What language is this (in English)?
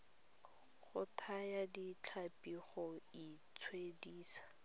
Tswana